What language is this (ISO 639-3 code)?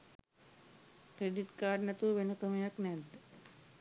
sin